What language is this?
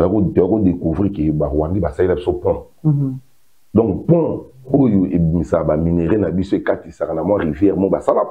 French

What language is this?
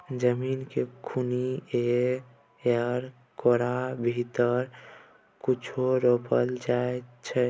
Maithili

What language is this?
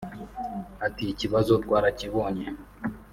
Kinyarwanda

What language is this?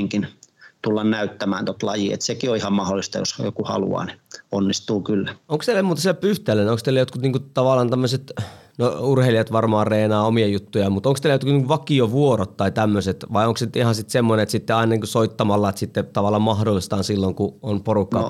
Finnish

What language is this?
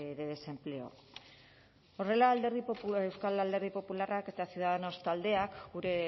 Basque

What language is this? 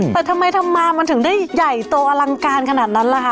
Thai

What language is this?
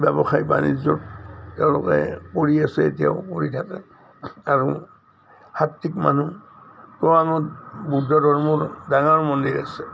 Assamese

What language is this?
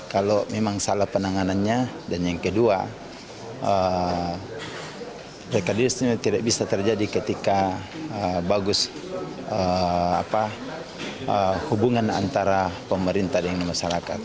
Indonesian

